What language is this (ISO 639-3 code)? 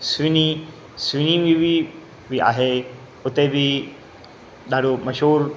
snd